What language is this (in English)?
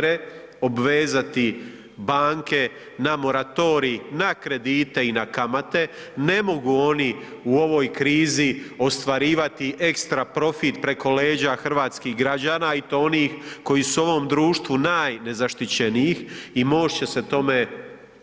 Croatian